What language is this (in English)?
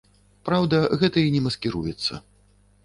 Belarusian